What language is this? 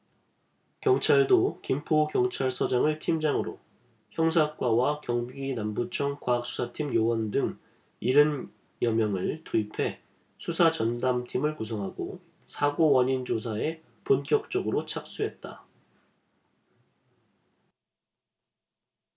Korean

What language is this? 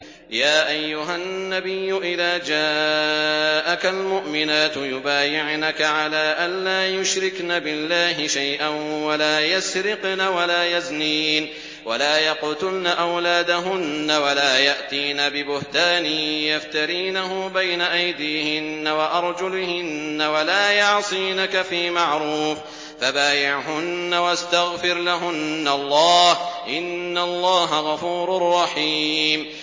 Arabic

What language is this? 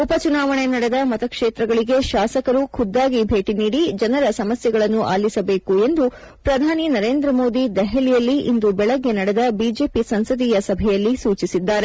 Kannada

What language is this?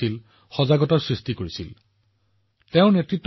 Assamese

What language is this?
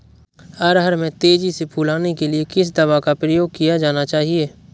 Hindi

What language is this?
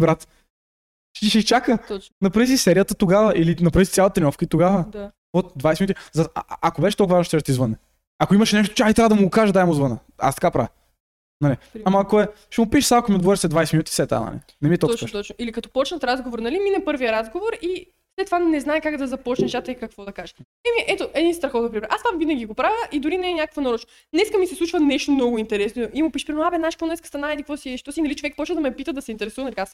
Bulgarian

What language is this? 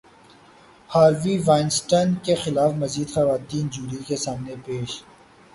Urdu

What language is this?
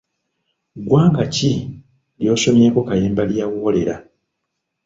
Ganda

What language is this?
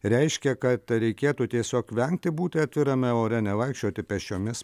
Lithuanian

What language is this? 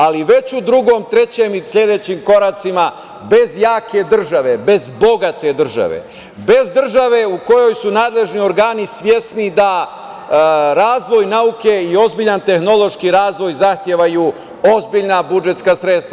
Serbian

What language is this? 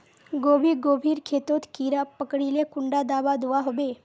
Magahi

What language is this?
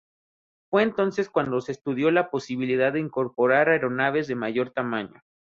Spanish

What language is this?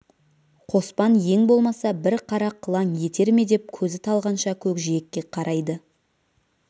Kazakh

